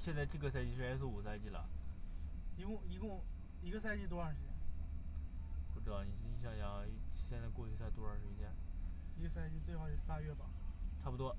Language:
Chinese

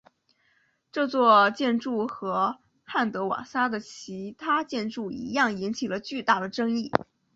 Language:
Chinese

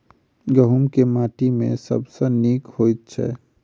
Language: Maithili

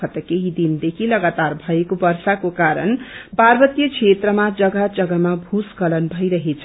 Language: Nepali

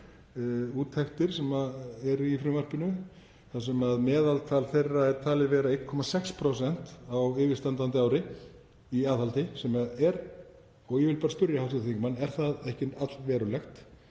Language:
Icelandic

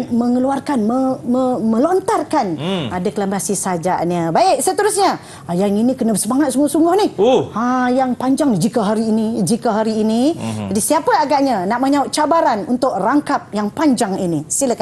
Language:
Malay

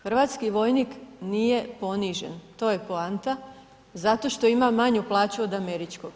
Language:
Croatian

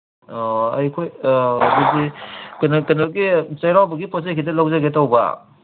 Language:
Manipuri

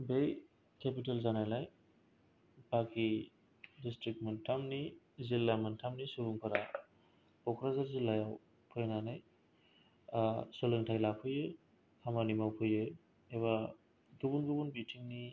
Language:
Bodo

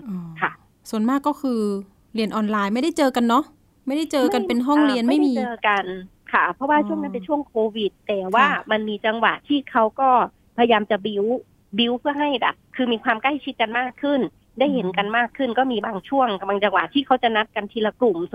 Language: Thai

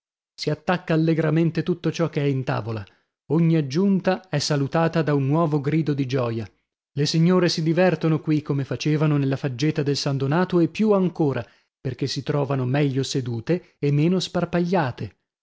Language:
Italian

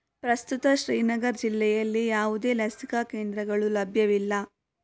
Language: Kannada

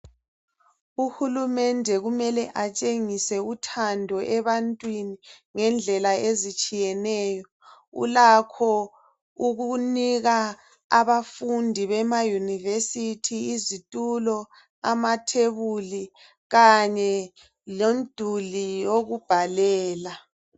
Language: North Ndebele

